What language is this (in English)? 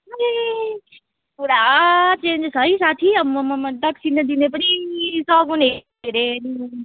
Nepali